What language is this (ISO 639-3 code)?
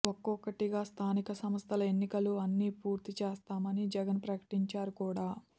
tel